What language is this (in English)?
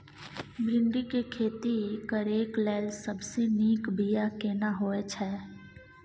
Maithili